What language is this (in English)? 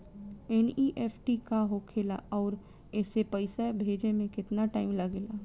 Bhojpuri